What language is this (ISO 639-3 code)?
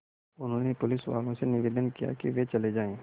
hin